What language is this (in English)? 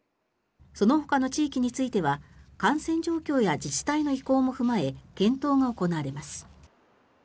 Japanese